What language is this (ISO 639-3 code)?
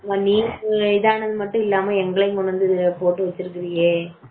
tam